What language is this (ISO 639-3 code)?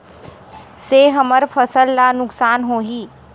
hne